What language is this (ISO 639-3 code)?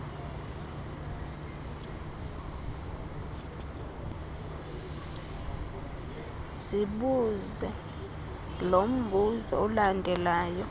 xho